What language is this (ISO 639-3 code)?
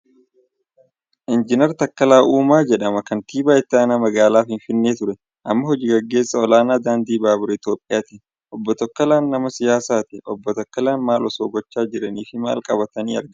orm